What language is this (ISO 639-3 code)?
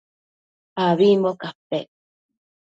mcf